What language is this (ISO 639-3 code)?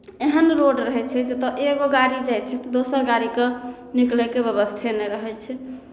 mai